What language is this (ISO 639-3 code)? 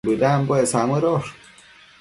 mcf